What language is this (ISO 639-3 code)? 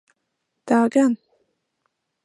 lav